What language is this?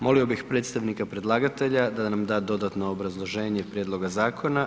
Croatian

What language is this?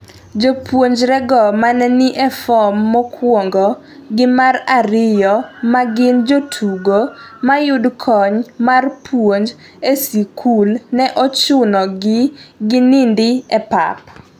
Luo (Kenya and Tanzania)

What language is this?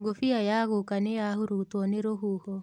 Kikuyu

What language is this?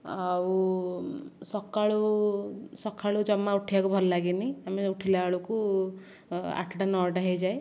Odia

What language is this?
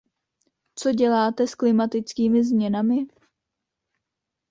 Czech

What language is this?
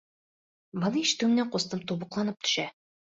Bashkir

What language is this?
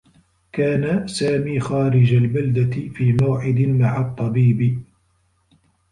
Arabic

